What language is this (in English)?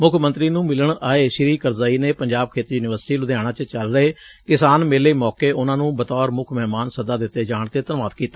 Punjabi